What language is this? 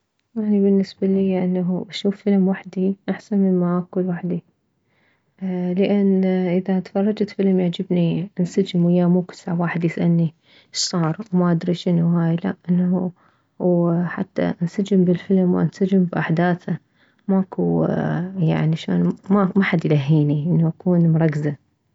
Mesopotamian Arabic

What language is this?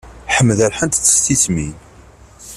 Kabyle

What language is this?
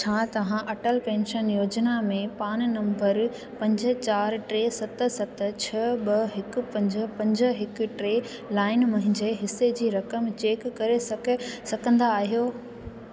Sindhi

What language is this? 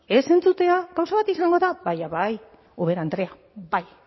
Basque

